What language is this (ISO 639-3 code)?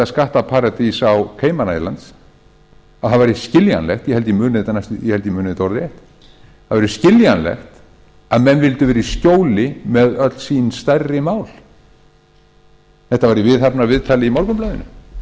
isl